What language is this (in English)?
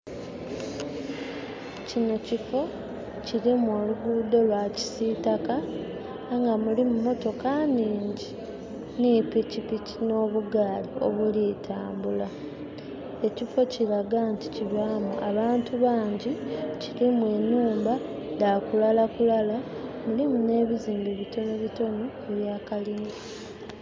Soga